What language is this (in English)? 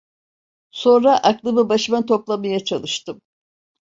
Turkish